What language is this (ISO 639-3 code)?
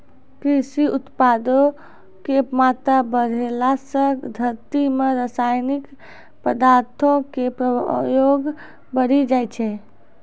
mai